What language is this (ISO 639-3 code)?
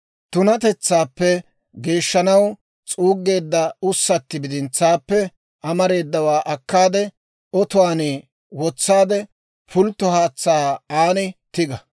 dwr